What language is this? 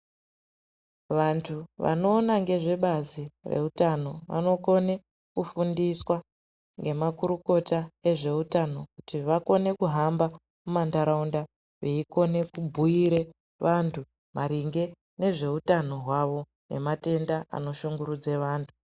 Ndau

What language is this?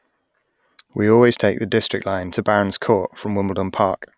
English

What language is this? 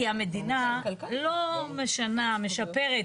Hebrew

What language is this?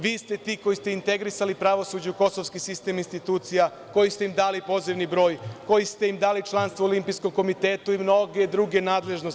Serbian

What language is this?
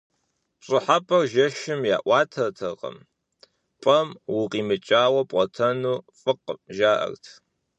Kabardian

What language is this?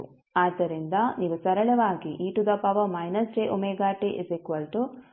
Kannada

